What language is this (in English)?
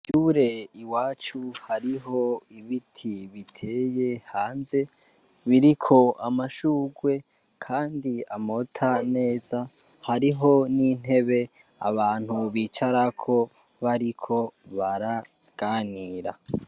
Rundi